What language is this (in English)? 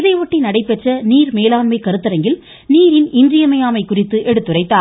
Tamil